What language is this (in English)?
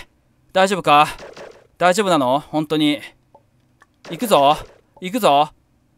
Japanese